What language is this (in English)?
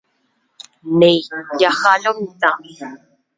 Guarani